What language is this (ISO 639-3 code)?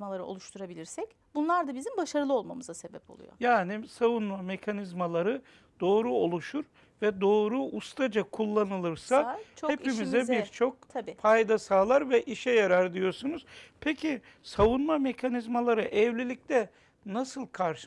tur